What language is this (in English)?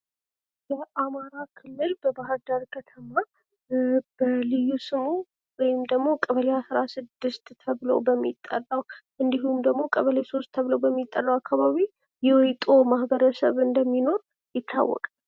Amharic